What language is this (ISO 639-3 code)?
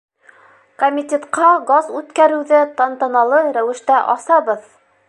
bak